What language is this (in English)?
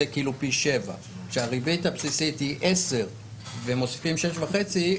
Hebrew